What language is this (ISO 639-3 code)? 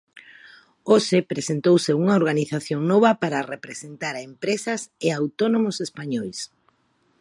glg